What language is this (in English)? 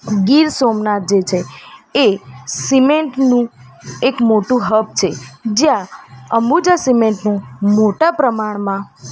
Gujarati